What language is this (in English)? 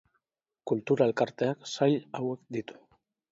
Basque